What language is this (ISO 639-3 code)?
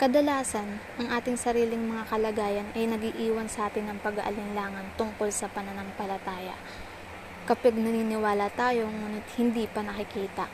fil